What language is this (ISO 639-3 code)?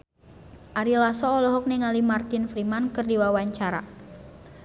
sun